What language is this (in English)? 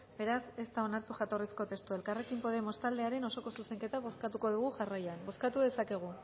Basque